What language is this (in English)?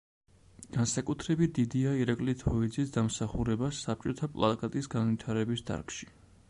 Georgian